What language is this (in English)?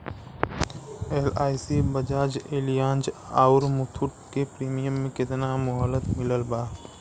Bhojpuri